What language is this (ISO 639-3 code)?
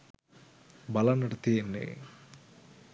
sin